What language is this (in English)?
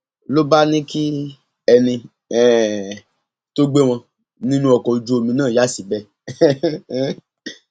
Yoruba